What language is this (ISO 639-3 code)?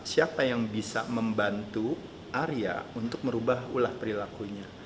ind